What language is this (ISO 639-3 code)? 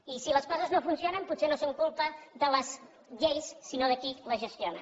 cat